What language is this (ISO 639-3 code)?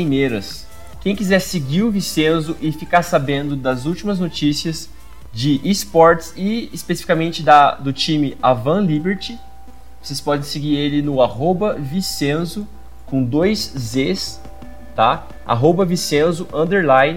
por